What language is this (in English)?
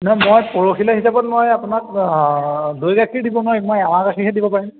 Assamese